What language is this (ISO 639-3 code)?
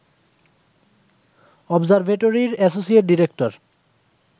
ben